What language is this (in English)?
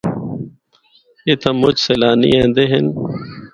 Northern Hindko